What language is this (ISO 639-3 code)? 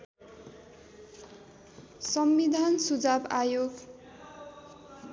nep